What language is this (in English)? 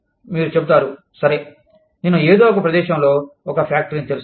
Telugu